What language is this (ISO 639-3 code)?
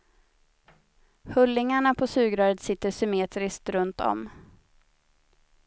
swe